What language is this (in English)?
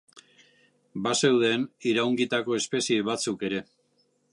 Basque